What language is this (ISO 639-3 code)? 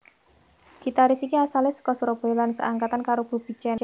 jav